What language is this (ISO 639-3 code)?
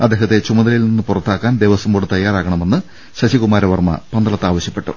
mal